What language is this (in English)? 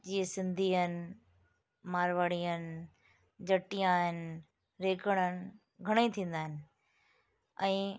Sindhi